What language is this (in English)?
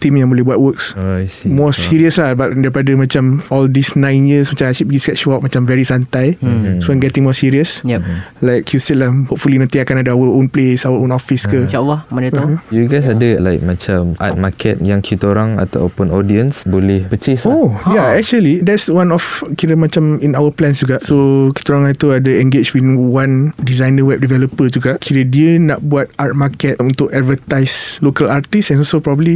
Malay